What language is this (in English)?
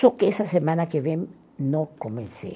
Portuguese